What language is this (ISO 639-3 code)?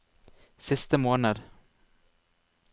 nor